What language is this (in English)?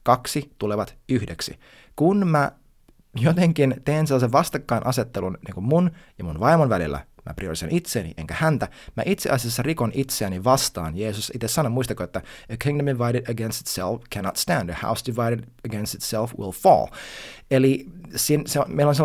Finnish